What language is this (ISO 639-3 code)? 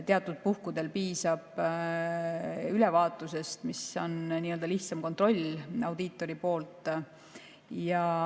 est